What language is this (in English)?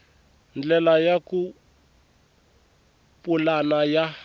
Tsonga